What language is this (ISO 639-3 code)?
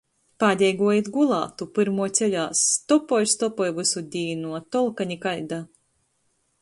ltg